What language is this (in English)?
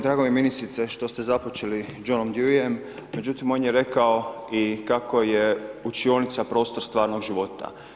Croatian